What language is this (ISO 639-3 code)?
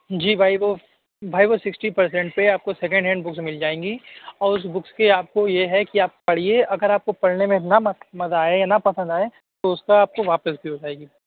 urd